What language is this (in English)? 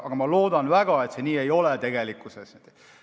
Estonian